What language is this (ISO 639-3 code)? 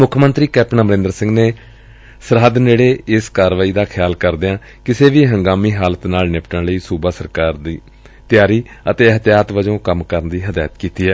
pan